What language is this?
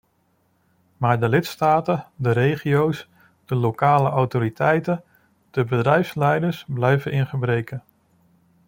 Dutch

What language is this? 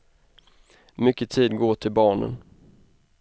Swedish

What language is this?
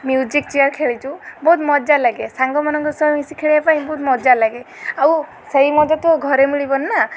Odia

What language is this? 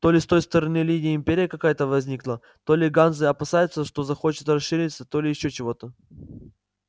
Russian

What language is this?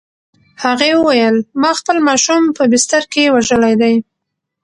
Pashto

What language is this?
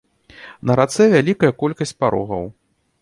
Belarusian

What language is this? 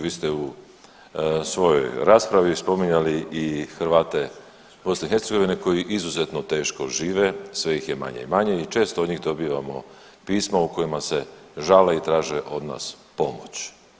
Croatian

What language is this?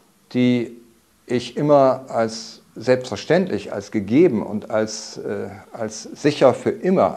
German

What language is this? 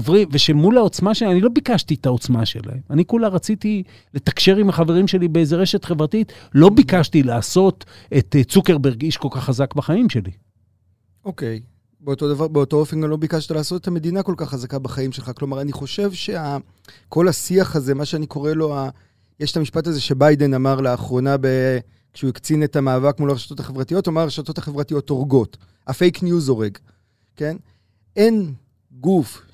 Hebrew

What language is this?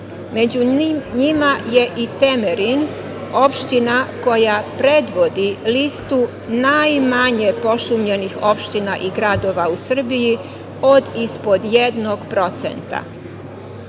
Serbian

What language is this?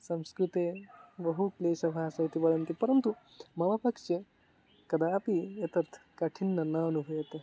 Sanskrit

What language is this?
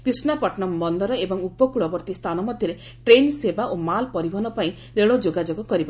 Odia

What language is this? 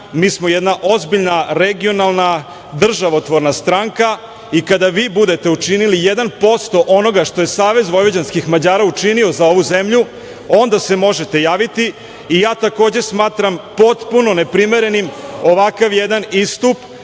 Serbian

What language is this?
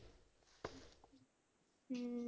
Punjabi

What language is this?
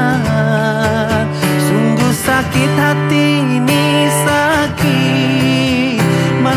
Indonesian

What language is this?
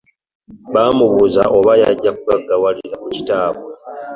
Ganda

